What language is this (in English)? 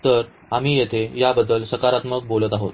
Marathi